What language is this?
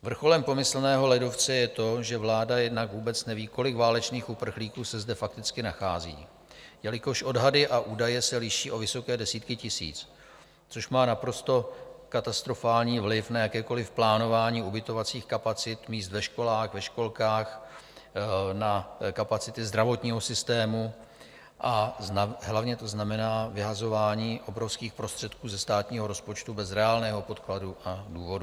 Czech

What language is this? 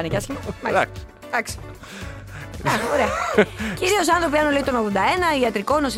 Greek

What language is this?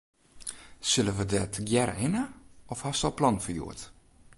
Western Frisian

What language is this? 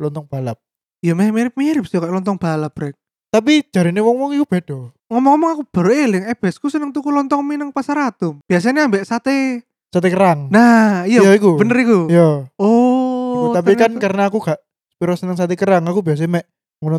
Indonesian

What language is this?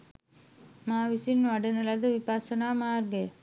Sinhala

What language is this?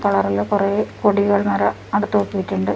Malayalam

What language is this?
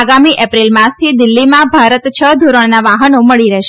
Gujarati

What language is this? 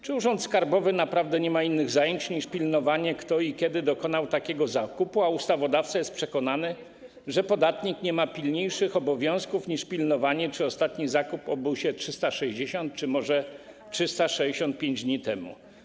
Polish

